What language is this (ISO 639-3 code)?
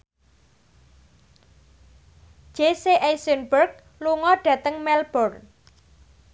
jav